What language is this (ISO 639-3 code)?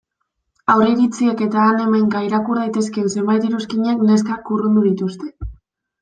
eus